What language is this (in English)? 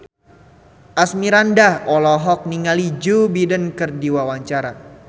Sundanese